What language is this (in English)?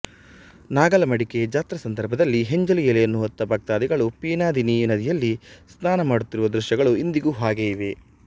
Kannada